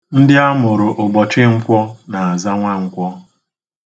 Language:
Igbo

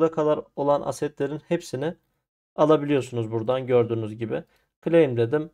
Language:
Turkish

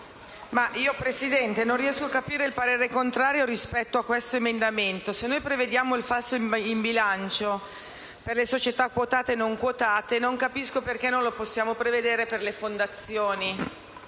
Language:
Italian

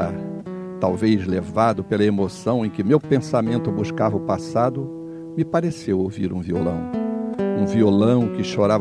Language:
Portuguese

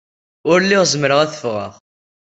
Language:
Kabyle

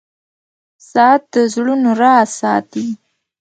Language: Pashto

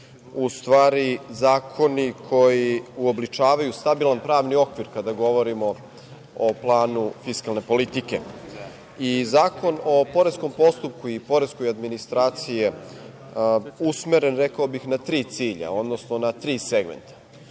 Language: Serbian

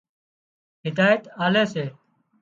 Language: Wadiyara Koli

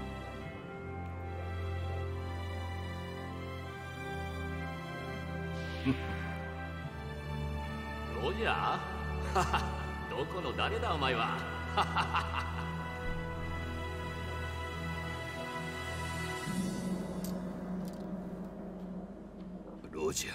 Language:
Italian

